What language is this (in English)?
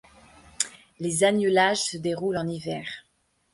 French